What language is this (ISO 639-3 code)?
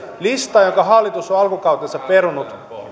fin